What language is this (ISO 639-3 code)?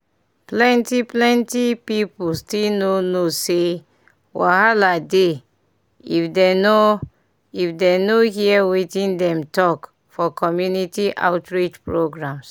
pcm